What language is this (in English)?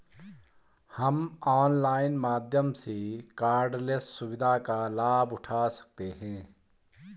Hindi